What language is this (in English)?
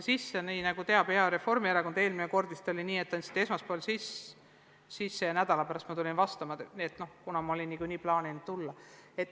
Estonian